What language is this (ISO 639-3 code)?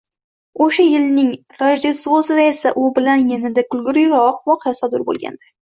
uzb